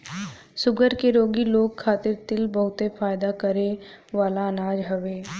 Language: Bhojpuri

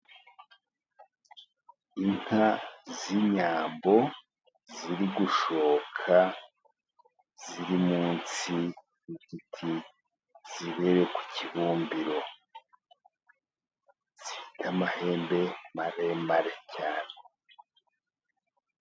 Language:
Kinyarwanda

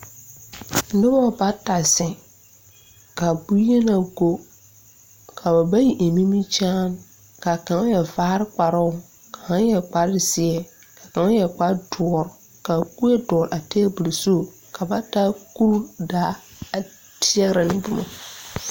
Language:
Southern Dagaare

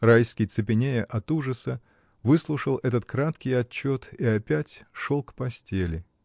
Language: Russian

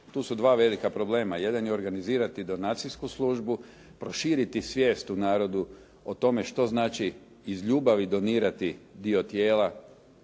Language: Croatian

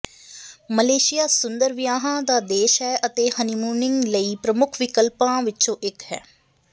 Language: Punjabi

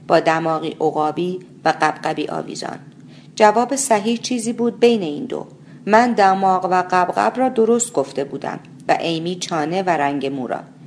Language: Persian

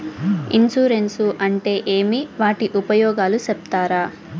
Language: Telugu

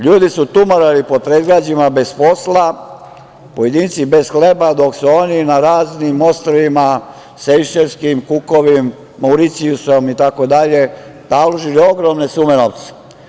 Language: Serbian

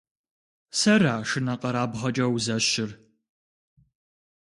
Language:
Kabardian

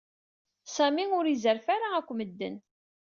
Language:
Kabyle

